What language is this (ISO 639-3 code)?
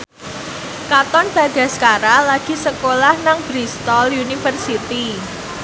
jav